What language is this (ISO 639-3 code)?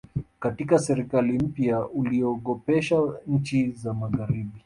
swa